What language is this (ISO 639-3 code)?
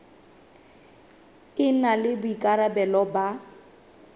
sot